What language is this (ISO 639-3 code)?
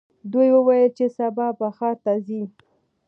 pus